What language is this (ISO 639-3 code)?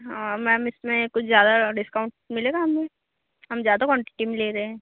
hin